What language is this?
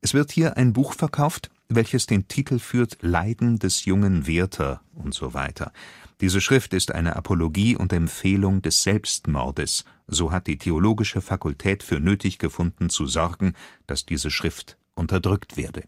German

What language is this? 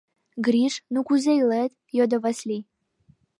Mari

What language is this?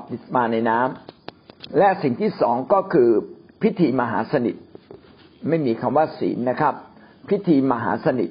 Thai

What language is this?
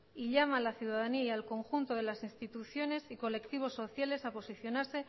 Spanish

